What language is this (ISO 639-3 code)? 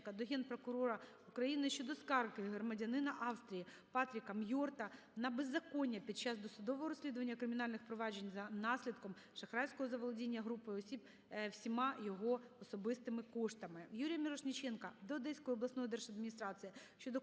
ukr